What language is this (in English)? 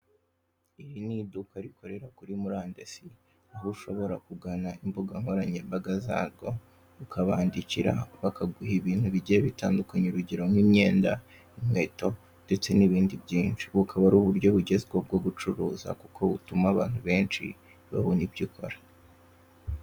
Kinyarwanda